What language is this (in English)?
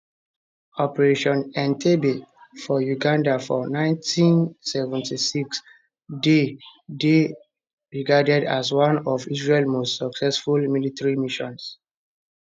Nigerian Pidgin